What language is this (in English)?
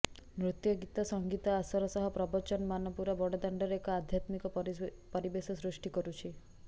Odia